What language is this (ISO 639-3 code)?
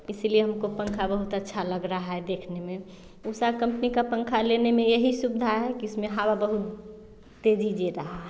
hin